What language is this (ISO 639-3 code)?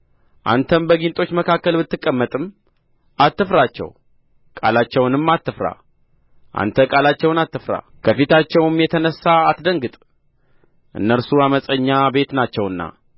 amh